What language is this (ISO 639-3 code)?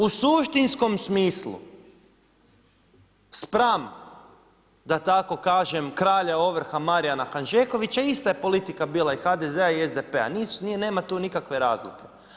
hrv